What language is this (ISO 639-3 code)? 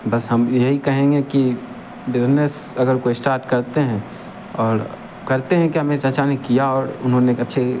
hin